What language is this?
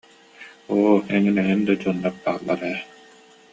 Yakut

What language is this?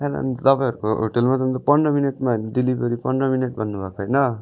Nepali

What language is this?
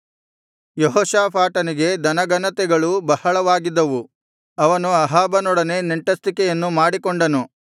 Kannada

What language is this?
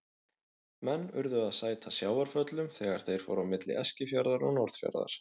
Icelandic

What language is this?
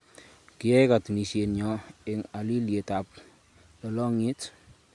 Kalenjin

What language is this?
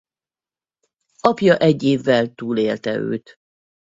Hungarian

